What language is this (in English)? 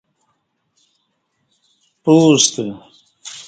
Kati